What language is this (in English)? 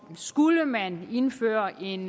Danish